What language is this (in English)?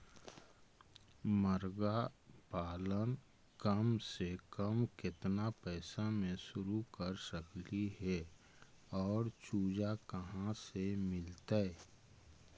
Magahi